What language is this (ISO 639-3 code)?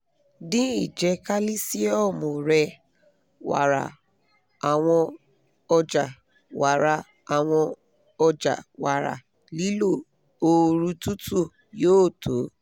yor